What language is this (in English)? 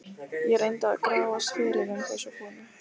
Icelandic